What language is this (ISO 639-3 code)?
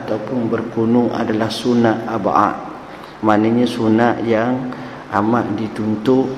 msa